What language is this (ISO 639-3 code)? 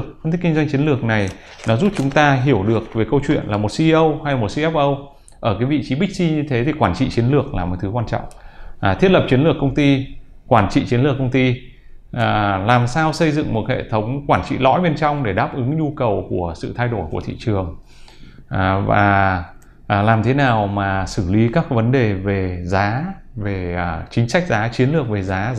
vie